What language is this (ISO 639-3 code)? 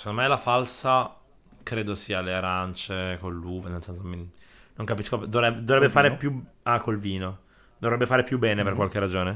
ita